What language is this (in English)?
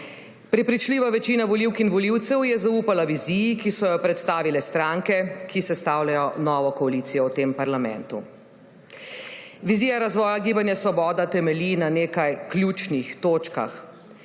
Slovenian